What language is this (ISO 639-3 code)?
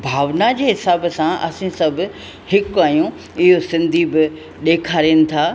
snd